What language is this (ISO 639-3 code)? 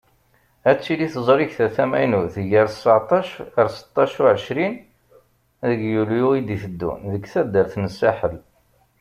kab